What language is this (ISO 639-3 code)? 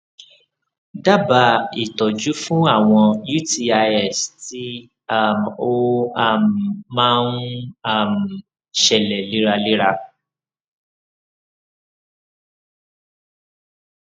yor